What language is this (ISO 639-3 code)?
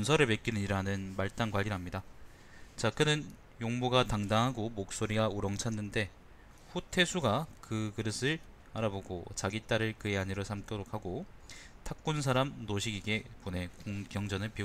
kor